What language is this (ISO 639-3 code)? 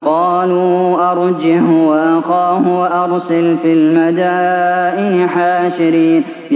ara